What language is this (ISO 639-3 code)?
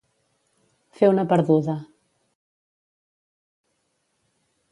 cat